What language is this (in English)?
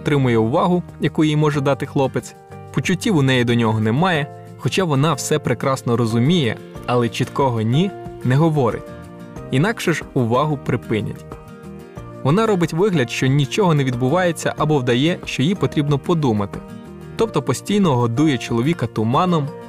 Ukrainian